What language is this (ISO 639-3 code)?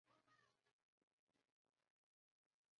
zho